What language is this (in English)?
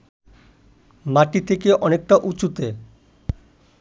Bangla